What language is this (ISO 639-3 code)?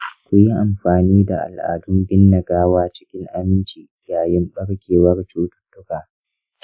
hau